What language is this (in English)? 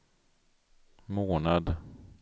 Swedish